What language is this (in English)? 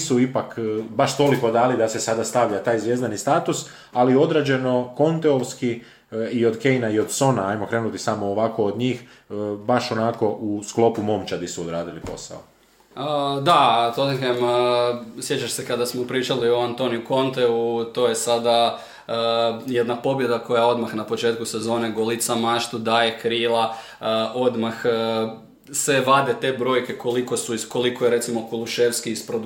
Croatian